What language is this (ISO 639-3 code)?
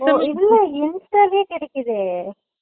tam